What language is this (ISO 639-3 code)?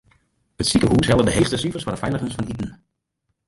fry